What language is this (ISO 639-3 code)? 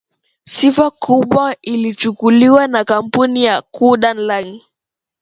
swa